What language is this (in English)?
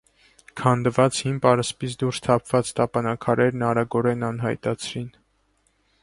Armenian